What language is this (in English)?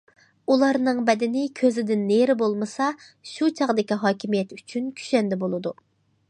Uyghur